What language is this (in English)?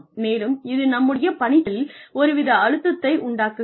Tamil